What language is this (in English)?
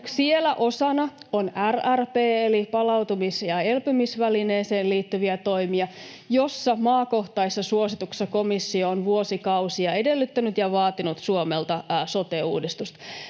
Finnish